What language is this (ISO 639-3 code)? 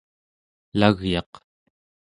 esu